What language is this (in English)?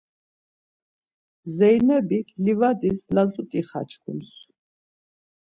Laz